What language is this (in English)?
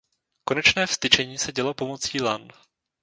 Czech